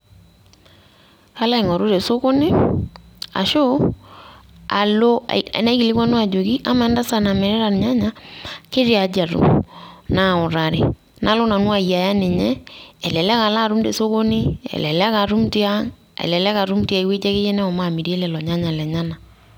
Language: Masai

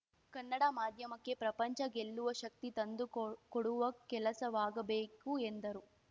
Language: Kannada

